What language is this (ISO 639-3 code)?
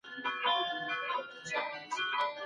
pus